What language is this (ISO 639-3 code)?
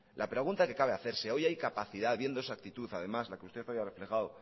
spa